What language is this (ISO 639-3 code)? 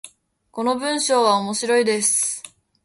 jpn